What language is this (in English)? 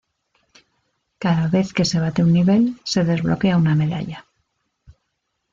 Spanish